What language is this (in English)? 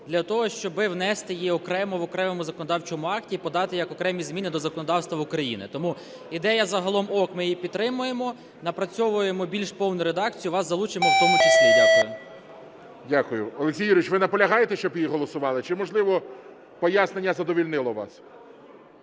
Ukrainian